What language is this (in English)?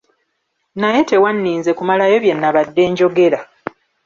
Ganda